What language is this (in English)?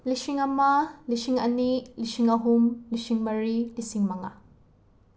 Manipuri